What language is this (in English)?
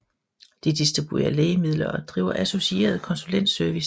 Danish